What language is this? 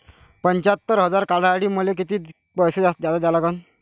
Marathi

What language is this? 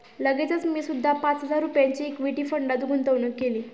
Marathi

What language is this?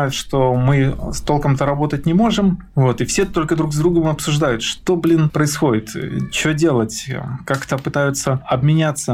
Russian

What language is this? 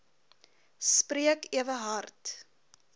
Afrikaans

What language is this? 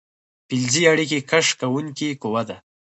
Pashto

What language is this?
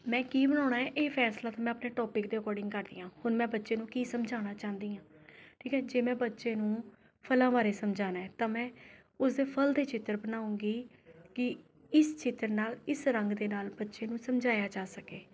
Punjabi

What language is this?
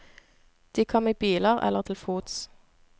Norwegian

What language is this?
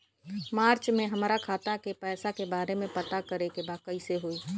Bhojpuri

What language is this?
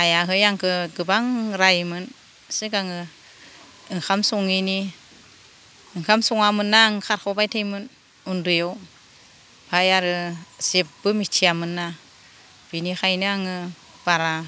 Bodo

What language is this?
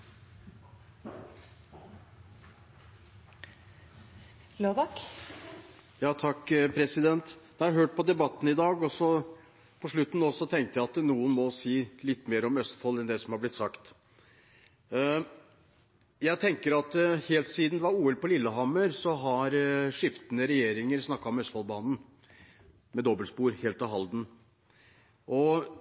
Norwegian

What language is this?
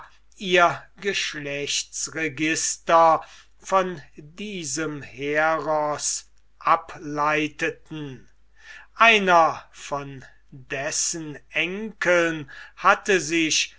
German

